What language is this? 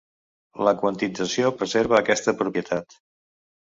Catalan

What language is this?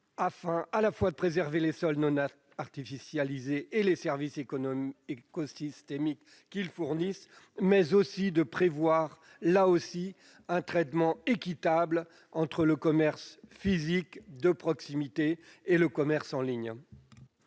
French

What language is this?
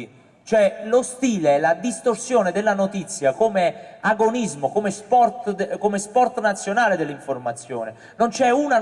Italian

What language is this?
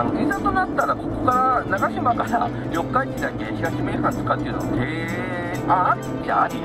Japanese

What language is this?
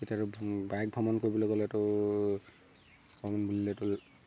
Assamese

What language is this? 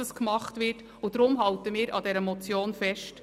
Swiss German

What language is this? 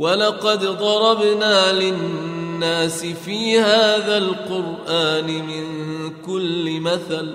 Arabic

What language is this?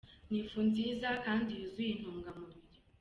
Kinyarwanda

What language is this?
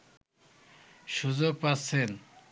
Bangla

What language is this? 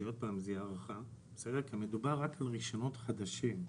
Hebrew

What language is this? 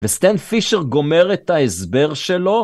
Hebrew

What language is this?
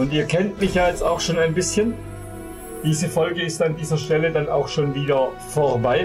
German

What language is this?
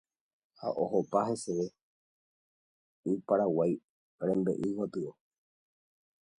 Guarani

